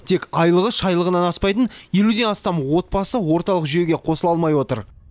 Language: Kazakh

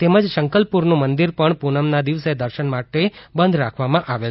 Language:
Gujarati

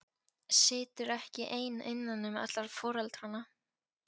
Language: Icelandic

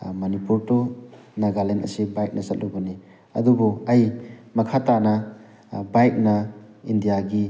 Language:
Manipuri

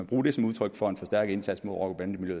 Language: Danish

